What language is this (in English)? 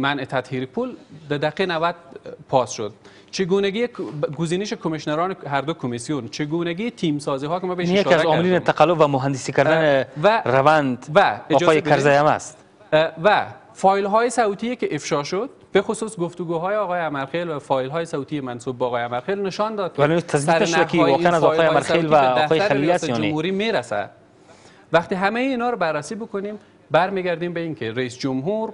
Persian